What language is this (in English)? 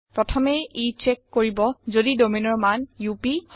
Assamese